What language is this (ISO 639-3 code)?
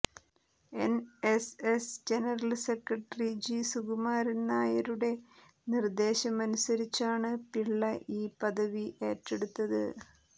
mal